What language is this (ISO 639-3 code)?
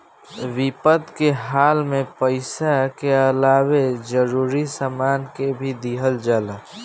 bho